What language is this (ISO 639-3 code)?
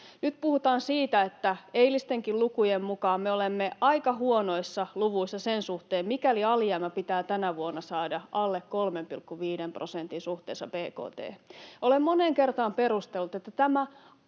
fin